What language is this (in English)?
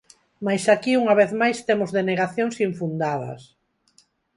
Galician